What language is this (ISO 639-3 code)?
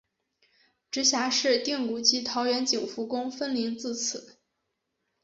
zho